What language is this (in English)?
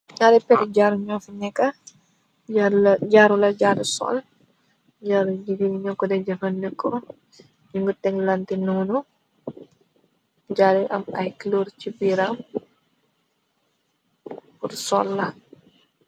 Wolof